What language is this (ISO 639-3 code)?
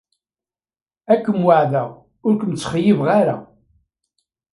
kab